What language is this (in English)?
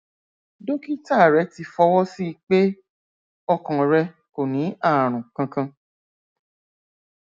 Yoruba